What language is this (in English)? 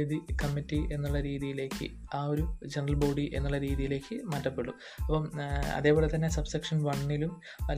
Malayalam